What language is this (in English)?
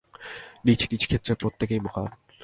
Bangla